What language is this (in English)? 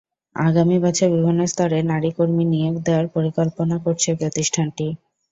Bangla